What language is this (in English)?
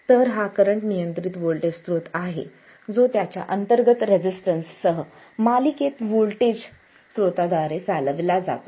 Marathi